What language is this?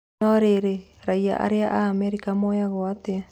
Kikuyu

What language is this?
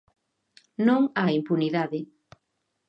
Galician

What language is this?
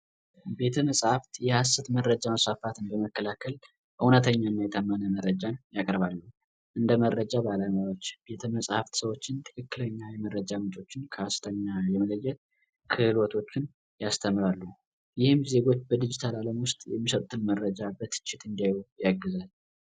Amharic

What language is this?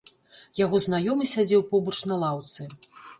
Belarusian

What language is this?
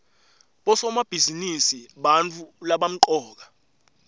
Swati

